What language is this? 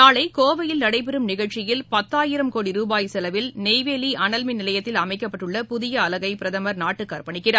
Tamil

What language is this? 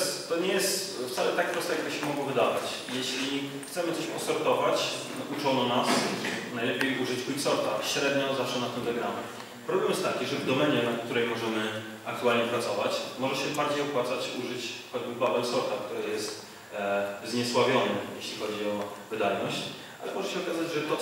Polish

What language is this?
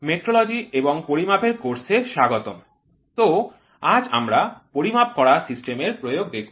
Bangla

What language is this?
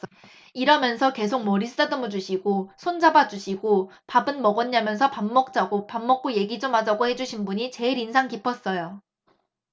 Korean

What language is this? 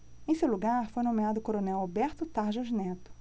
Portuguese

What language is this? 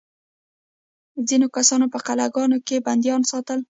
Pashto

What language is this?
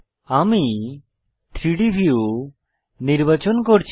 Bangla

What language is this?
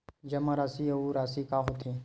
Chhattisgarhi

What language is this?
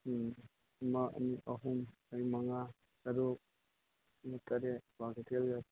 Manipuri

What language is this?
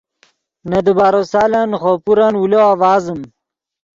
Yidgha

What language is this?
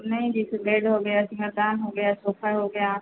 Hindi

